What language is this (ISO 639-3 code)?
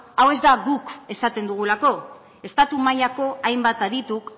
eus